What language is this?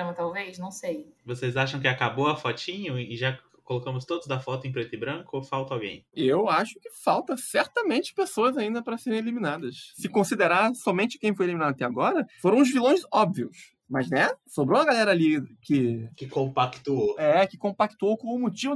Portuguese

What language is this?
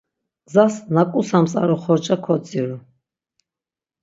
Laz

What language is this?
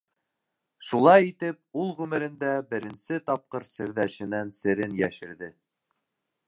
Bashkir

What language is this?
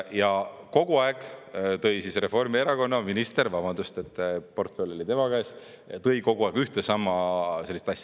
Estonian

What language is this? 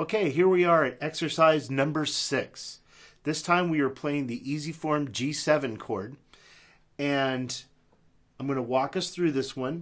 English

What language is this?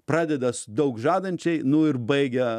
Lithuanian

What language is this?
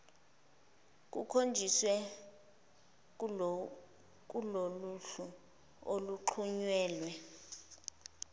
Zulu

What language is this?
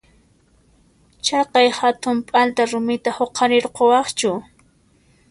Puno Quechua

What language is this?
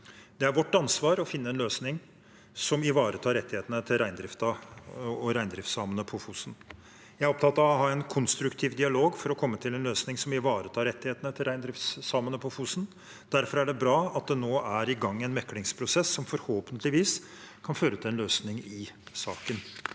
Norwegian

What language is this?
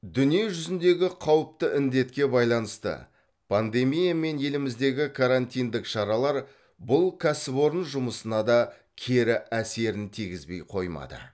Kazakh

